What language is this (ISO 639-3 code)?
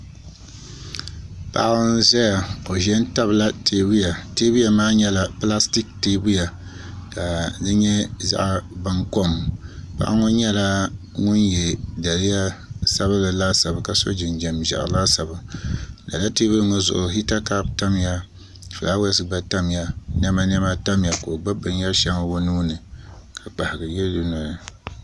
dag